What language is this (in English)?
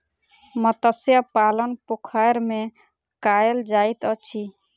Maithili